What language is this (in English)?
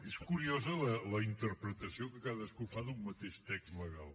Catalan